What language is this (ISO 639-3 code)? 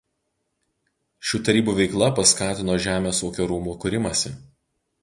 lit